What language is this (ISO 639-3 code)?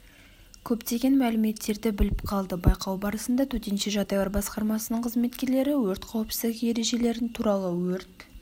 kaz